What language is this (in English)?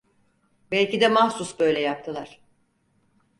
Turkish